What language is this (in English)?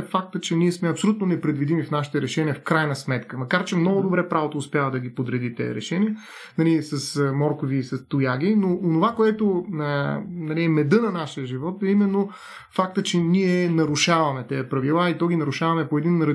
Bulgarian